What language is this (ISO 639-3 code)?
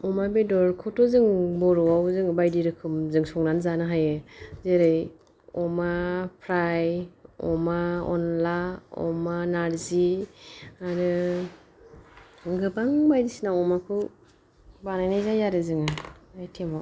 brx